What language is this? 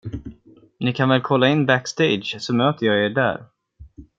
Swedish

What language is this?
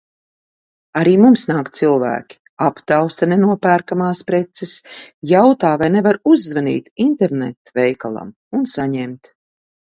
Latvian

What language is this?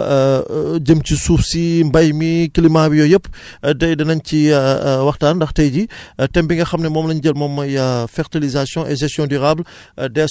Wolof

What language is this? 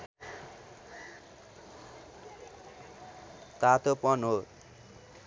Nepali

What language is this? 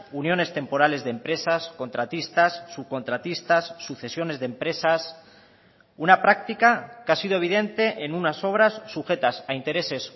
Spanish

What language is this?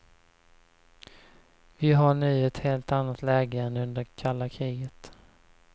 Swedish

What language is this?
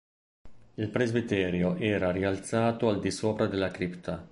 Italian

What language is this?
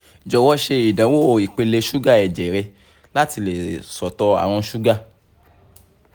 Yoruba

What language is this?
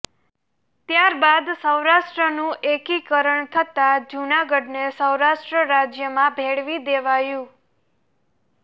Gujarati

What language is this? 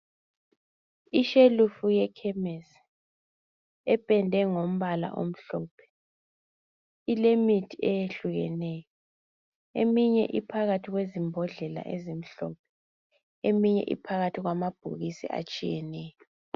North Ndebele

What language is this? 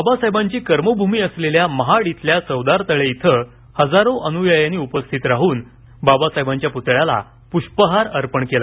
Marathi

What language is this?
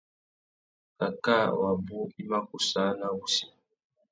Tuki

